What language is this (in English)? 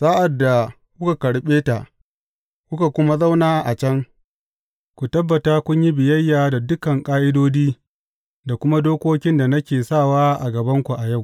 Hausa